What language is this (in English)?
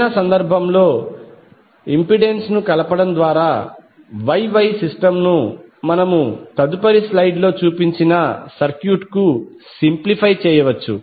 Telugu